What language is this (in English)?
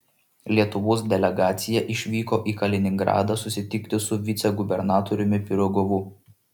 Lithuanian